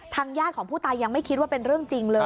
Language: Thai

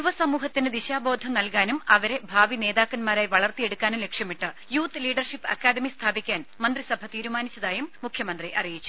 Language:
Malayalam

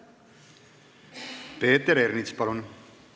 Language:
Estonian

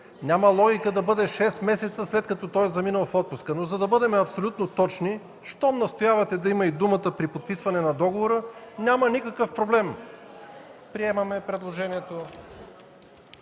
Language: Bulgarian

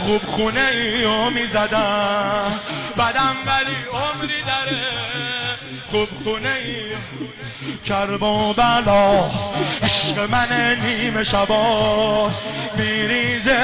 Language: Persian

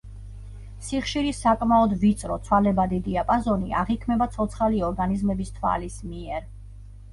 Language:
Georgian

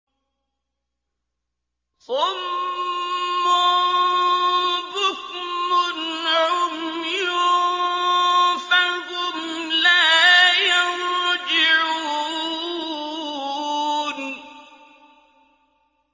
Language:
Arabic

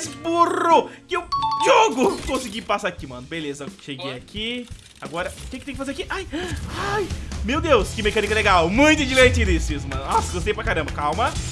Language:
Portuguese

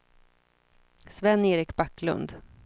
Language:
Swedish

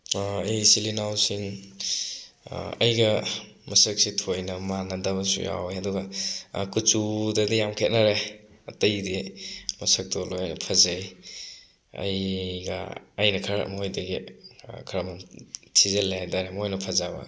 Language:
Manipuri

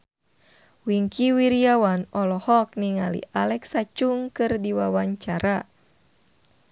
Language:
Sundanese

